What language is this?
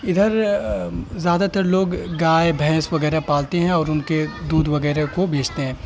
Urdu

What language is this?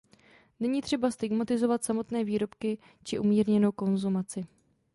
Czech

